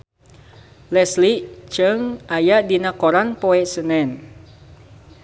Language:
Sundanese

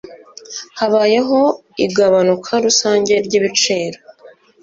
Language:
Kinyarwanda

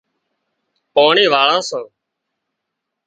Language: Wadiyara Koli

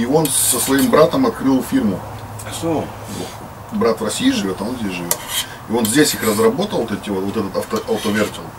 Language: Russian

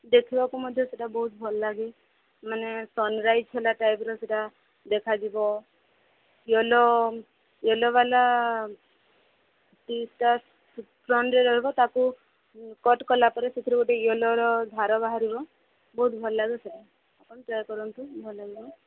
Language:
Odia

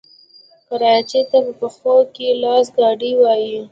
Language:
Pashto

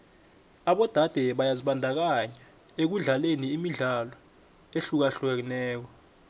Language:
South Ndebele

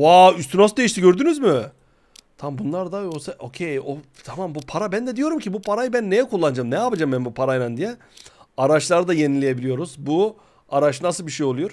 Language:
Turkish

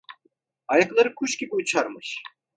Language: Turkish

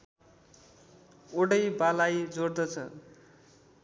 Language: Nepali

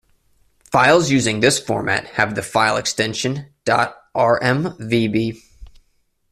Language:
English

